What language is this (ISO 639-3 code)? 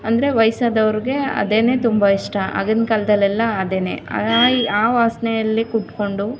kan